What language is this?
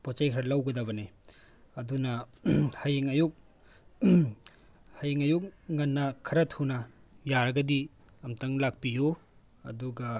Manipuri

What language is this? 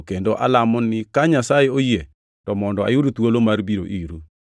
Luo (Kenya and Tanzania)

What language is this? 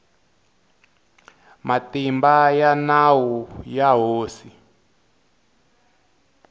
Tsonga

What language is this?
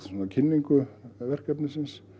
Icelandic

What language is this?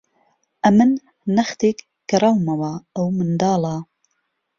Central Kurdish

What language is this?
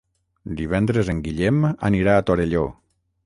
Catalan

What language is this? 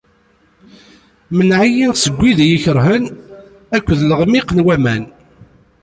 Kabyle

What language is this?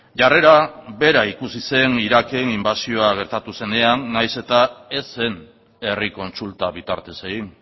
Basque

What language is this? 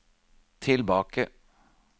Norwegian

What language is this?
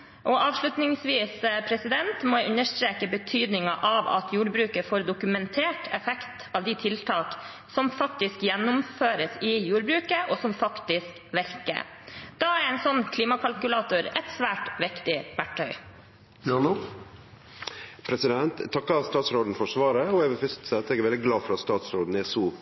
Norwegian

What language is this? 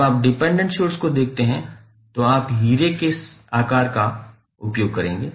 Hindi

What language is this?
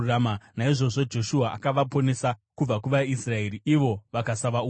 Shona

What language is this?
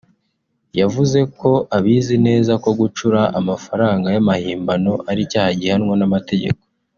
Kinyarwanda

